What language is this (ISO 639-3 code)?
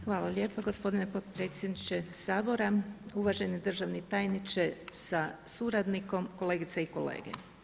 hrv